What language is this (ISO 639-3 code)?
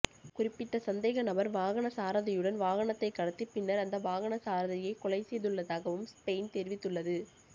tam